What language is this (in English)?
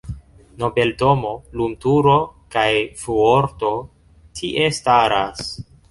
Esperanto